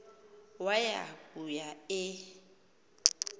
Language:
Xhosa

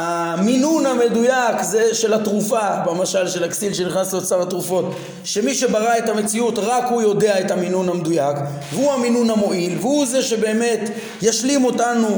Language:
Hebrew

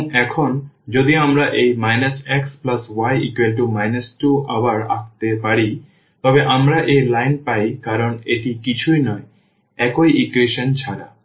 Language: Bangla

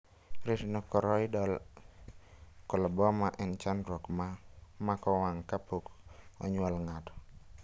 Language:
Luo (Kenya and Tanzania)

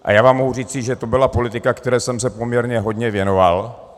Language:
Czech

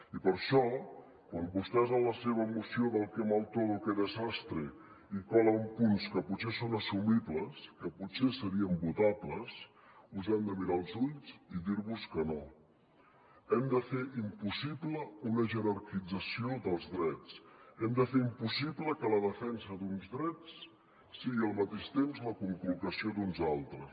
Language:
Catalan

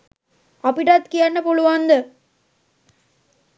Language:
Sinhala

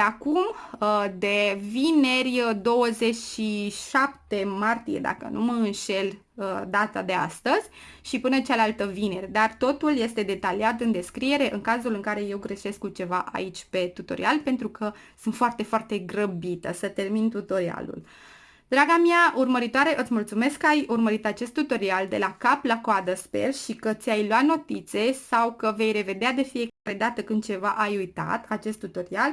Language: Romanian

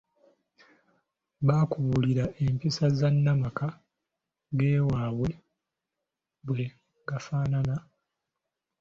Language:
Ganda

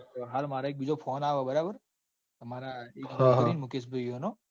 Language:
Gujarati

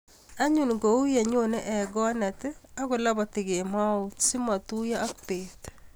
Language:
Kalenjin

